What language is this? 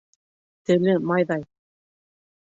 Bashkir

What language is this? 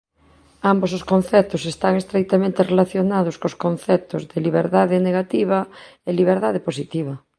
Galician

